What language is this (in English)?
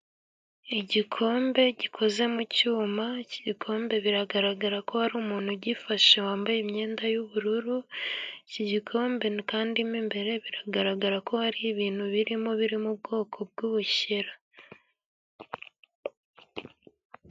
Kinyarwanda